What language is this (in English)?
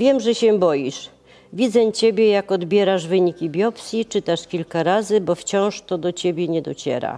Polish